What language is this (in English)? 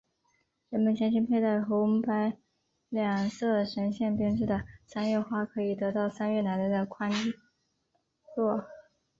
Chinese